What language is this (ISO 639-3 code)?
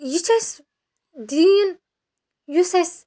kas